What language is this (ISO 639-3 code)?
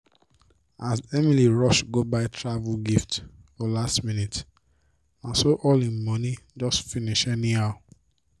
pcm